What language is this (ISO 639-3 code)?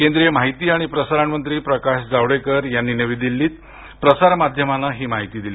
mar